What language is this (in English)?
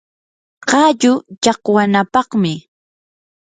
Yanahuanca Pasco Quechua